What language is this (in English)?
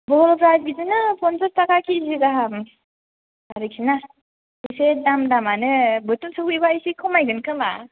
Bodo